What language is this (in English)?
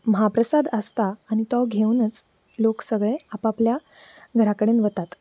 Konkani